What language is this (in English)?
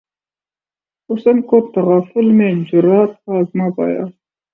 Urdu